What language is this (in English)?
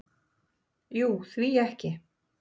Icelandic